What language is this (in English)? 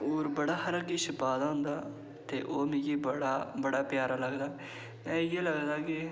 Dogri